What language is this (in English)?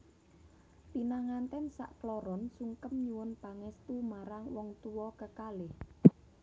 Javanese